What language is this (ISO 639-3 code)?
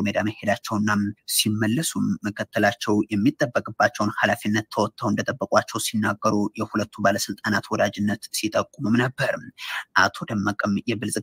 ara